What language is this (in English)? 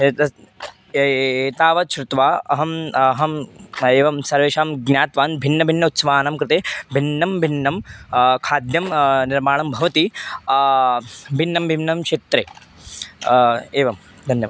Sanskrit